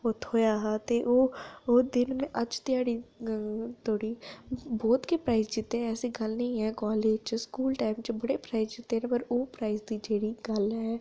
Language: Dogri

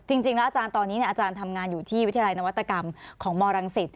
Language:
Thai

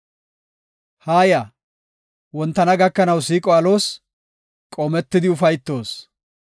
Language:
Gofa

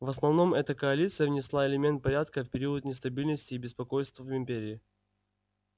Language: Russian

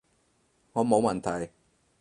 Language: Cantonese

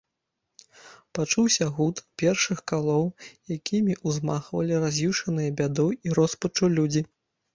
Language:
Belarusian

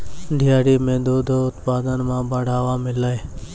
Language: Maithili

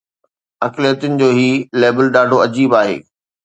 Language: Sindhi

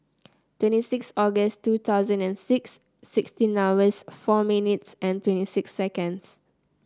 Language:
English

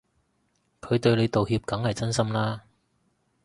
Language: Cantonese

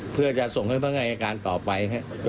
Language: Thai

